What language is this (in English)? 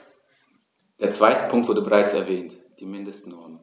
German